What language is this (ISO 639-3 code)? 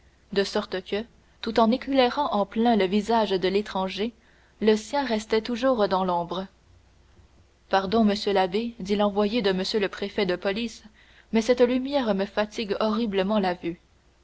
fra